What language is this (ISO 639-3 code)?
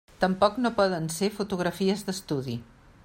cat